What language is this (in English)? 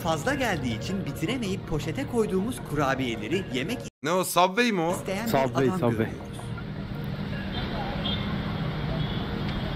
Turkish